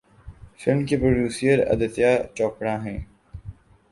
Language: Urdu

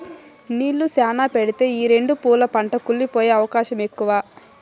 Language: Telugu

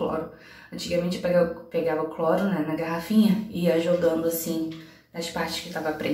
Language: Portuguese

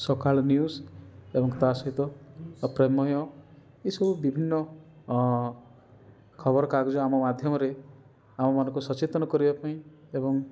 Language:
Odia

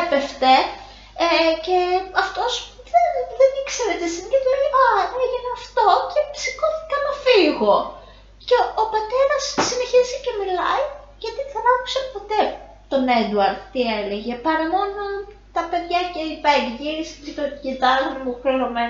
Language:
Greek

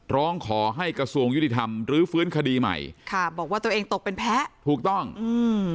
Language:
Thai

